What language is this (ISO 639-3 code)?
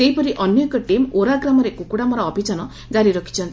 ori